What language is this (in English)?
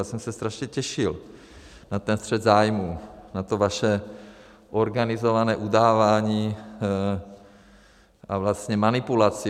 Czech